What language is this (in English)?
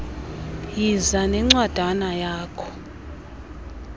Xhosa